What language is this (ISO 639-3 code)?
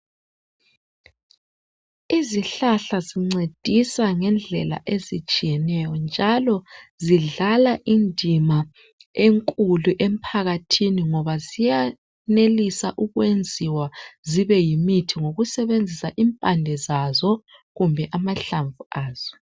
nde